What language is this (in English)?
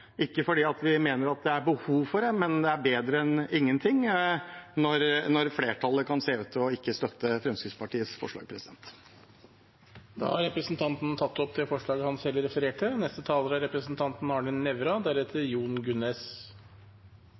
Norwegian